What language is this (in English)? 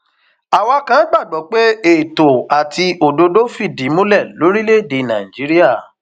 Yoruba